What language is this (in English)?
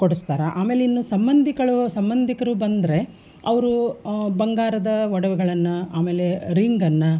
Kannada